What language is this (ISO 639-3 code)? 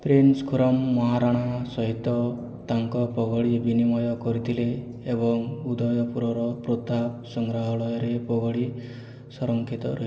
ori